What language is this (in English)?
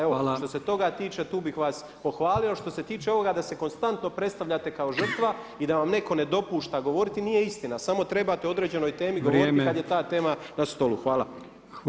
Croatian